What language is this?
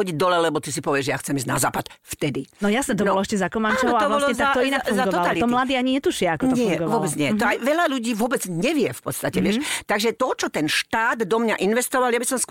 Slovak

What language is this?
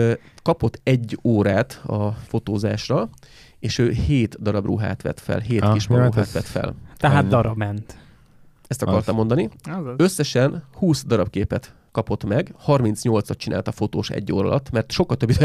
Hungarian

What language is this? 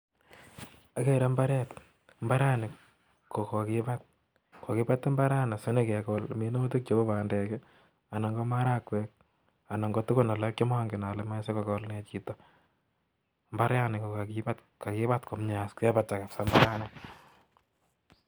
Kalenjin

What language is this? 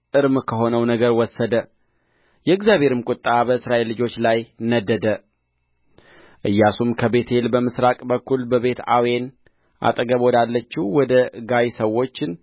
Amharic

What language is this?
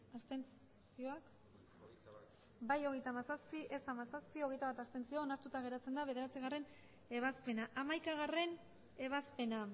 Basque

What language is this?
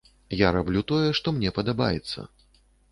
Belarusian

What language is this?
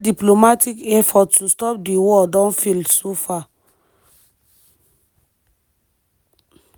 Nigerian Pidgin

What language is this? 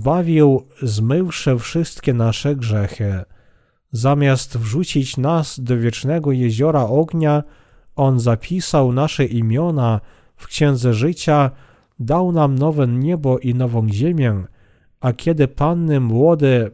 Polish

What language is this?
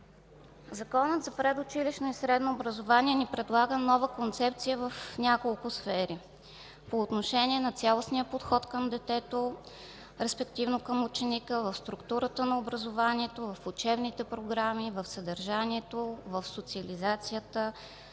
Bulgarian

